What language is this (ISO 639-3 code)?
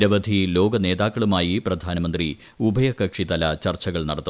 mal